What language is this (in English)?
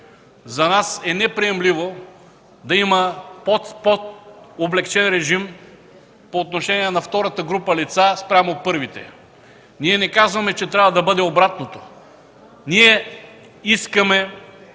Bulgarian